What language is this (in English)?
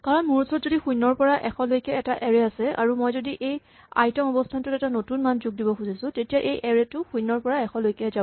Assamese